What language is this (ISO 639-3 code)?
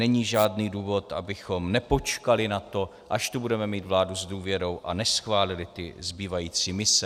ces